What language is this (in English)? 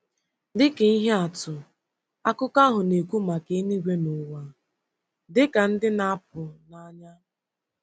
Igbo